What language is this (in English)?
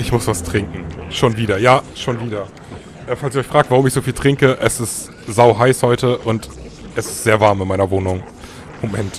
German